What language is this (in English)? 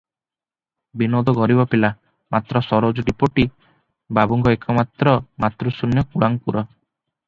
Odia